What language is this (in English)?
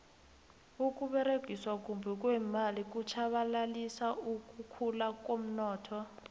South Ndebele